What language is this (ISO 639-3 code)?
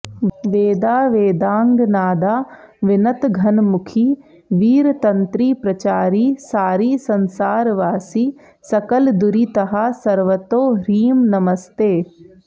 san